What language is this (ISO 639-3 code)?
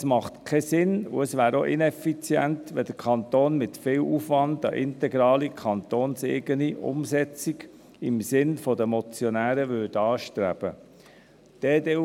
gsw